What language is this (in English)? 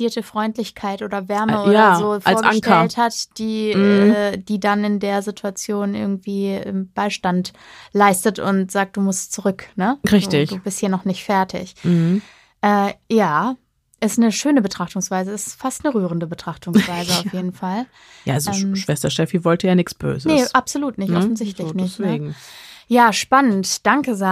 German